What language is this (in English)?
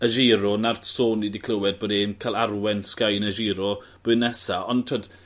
Welsh